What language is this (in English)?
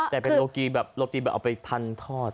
Thai